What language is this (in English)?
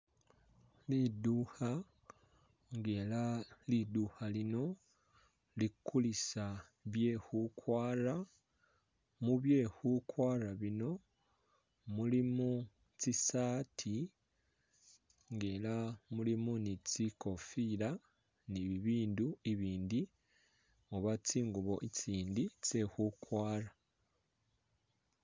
Masaaba